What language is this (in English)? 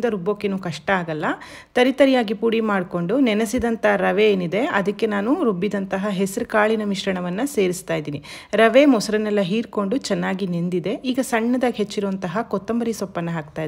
Kannada